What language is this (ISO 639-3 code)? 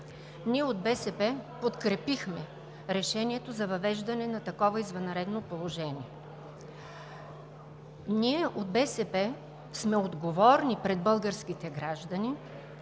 bul